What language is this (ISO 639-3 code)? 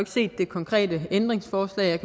dan